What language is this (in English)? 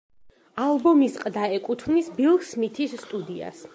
Georgian